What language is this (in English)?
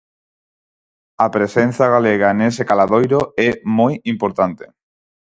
Galician